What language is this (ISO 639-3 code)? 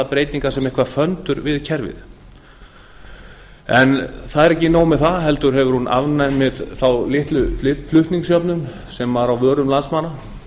isl